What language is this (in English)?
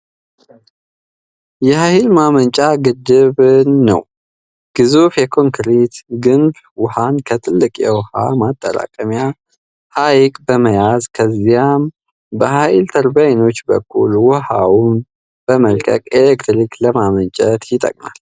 Amharic